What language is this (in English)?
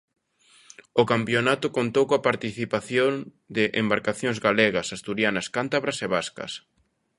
Galician